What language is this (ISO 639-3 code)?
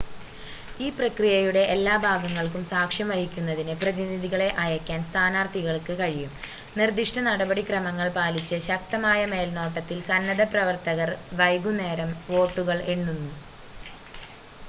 mal